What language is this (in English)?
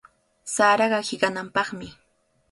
Cajatambo North Lima Quechua